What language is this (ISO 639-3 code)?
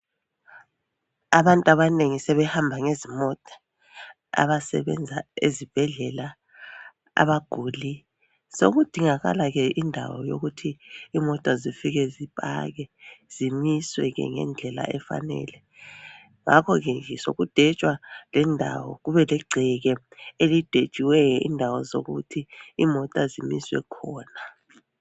nde